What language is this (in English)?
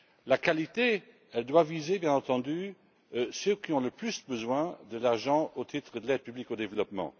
French